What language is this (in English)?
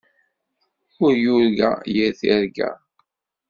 Kabyle